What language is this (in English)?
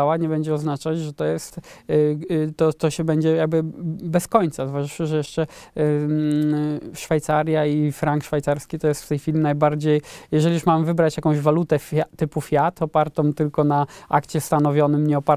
Polish